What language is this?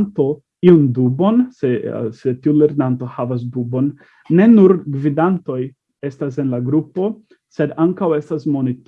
Italian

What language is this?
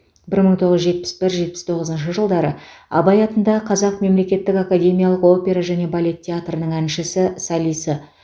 Kazakh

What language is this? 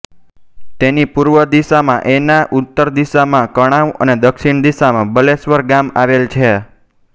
Gujarati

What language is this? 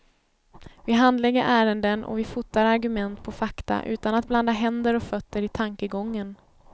Swedish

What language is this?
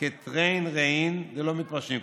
Hebrew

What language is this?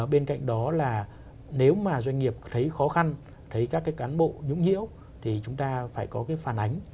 Vietnamese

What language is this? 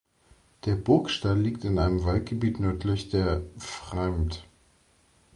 German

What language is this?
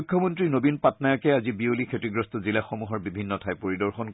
Assamese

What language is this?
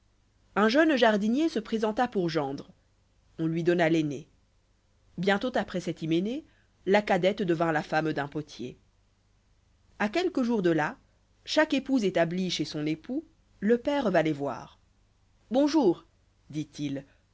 French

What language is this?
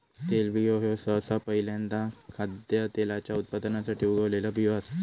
Marathi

